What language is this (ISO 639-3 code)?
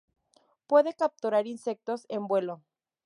spa